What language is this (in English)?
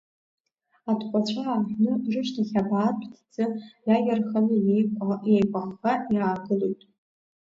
Abkhazian